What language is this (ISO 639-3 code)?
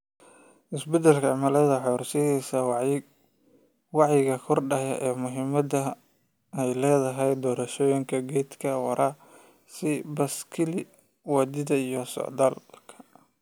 som